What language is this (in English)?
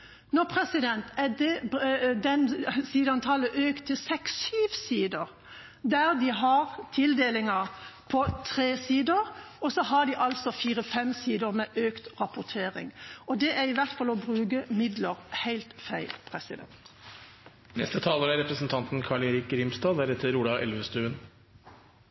Norwegian Bokmål